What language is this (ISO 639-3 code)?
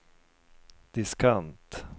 swe